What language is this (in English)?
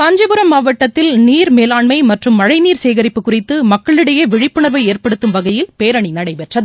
Tamil